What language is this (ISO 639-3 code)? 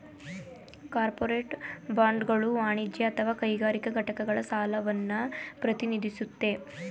kan